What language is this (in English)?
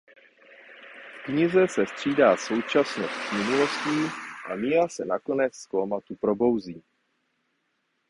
Czech